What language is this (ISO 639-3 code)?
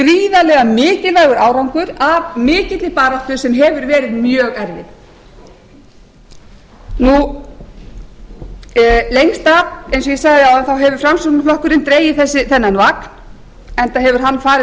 isl